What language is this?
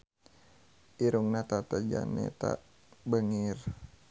Sundanese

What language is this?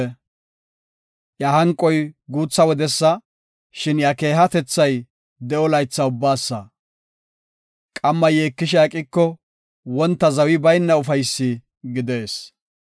Gofa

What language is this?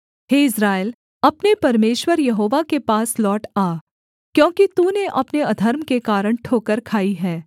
Hindi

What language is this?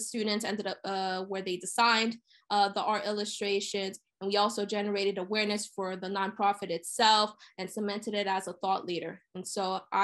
English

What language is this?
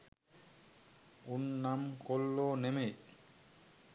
Sinhala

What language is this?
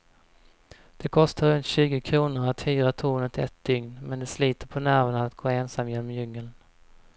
Swedish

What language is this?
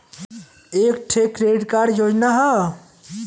Bhojpuri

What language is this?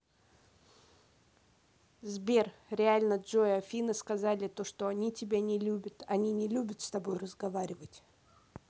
Russian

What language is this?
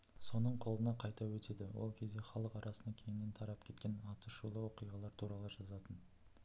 Kazakh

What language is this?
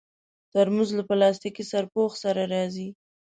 Pashto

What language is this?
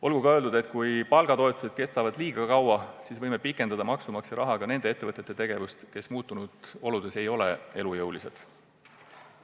Estonian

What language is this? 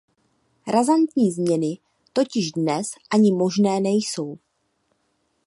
Czech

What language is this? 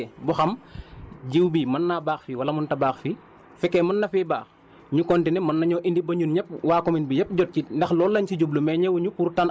Wolof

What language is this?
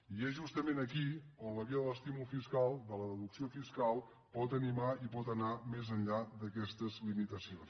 Catalan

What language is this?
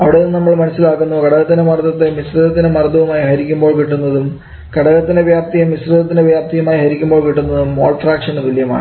Malayalam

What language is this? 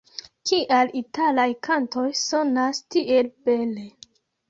Esperanto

